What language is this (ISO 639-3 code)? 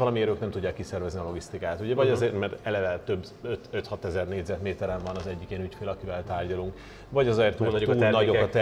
hun